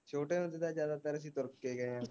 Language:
Punjabi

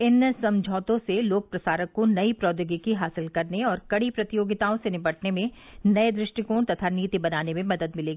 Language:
Hindi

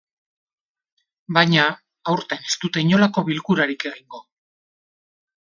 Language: Basque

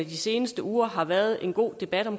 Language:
Danish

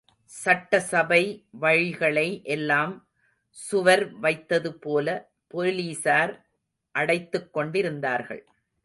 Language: Tamil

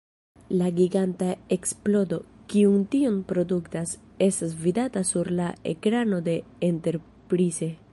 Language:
Esperanto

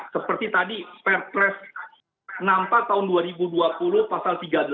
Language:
Indonesian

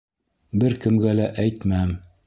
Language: Bashkir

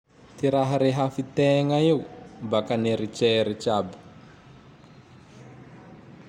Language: Tandroy-Mahafaly Malagasy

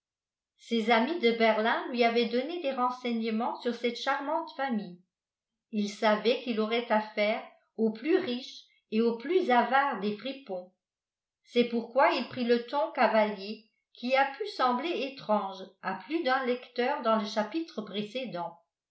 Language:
French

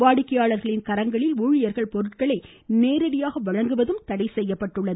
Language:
Tamil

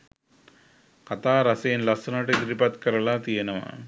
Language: Sinhala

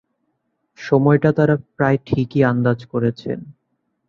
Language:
Bangla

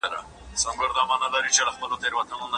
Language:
Pashto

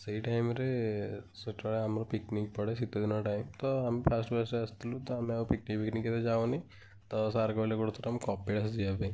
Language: Odia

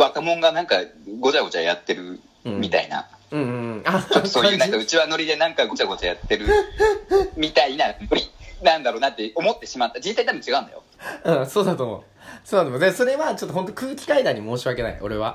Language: Japanese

